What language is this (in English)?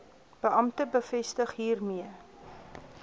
Afrikaans